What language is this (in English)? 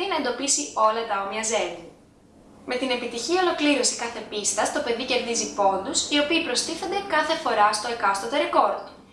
Greek